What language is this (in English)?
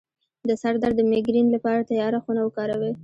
Pashto